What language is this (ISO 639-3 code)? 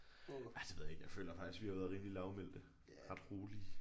dan